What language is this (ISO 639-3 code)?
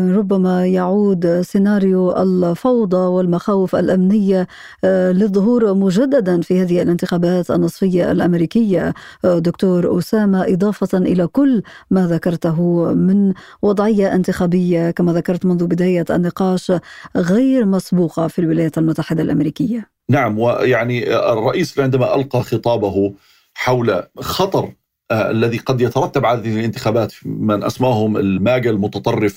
ara